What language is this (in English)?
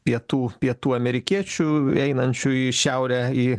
Lithuanian